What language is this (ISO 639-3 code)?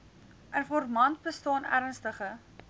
afr